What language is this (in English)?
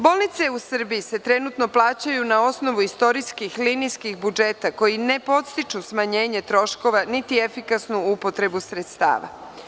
Serbian